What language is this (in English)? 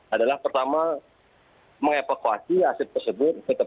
Indonesian